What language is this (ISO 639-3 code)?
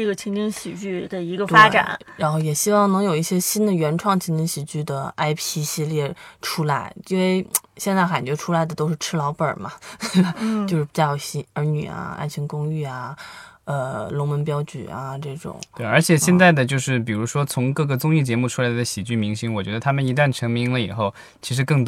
zho